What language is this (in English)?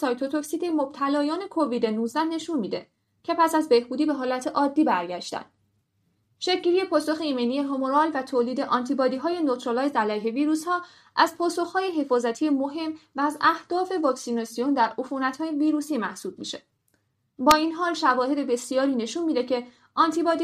Persian